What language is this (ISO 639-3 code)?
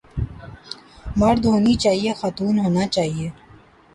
urd